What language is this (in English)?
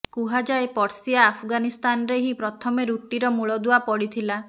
Odia